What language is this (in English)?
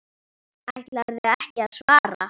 Icelandic